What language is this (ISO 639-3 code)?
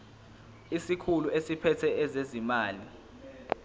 zul